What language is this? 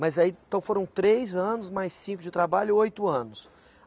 Portuguese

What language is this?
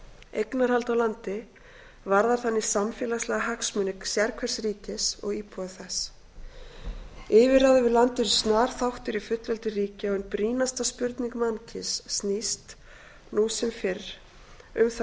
Icelandic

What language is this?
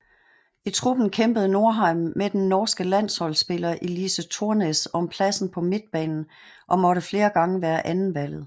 Danish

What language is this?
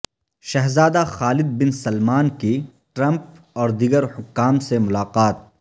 Urdu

